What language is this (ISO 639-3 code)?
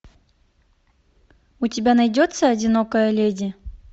rus